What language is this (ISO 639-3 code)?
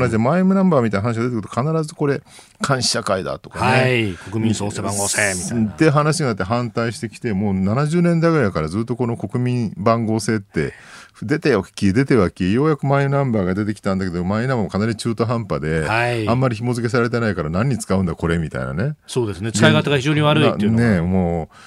jpn